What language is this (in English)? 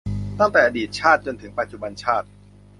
Thai